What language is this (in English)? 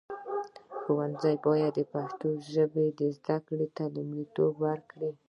Pashto